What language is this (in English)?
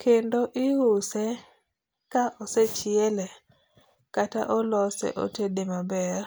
Luo (Kenya and Tanzania)